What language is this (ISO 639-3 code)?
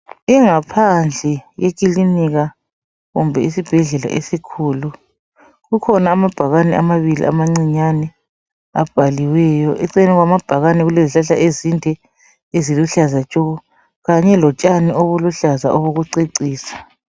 nde